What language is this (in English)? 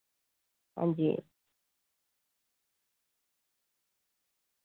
Dogri